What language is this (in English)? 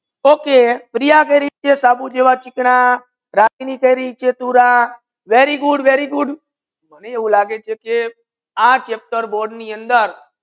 Gujarati